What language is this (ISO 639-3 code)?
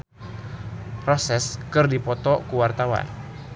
sun